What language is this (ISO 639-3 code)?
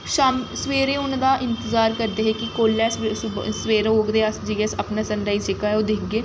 doi